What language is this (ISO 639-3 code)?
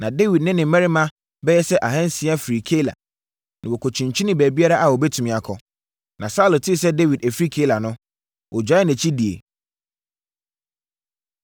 aka